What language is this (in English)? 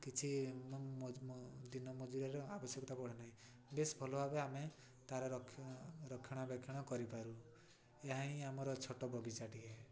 Odia